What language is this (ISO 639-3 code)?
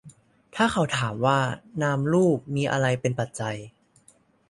tha